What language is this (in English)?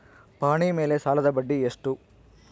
Kannada